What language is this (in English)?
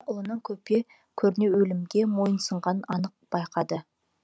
Kazakh